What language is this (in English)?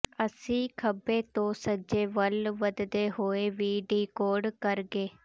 Punjabi